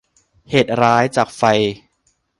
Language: Thai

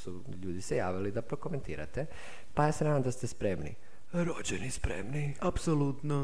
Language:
Croatian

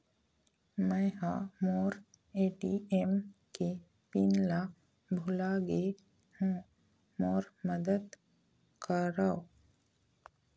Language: Chhattisgarhi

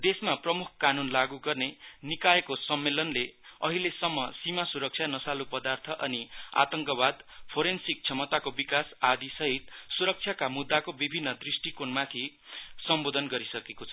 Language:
Nepali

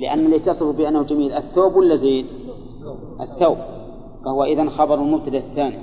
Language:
Arabic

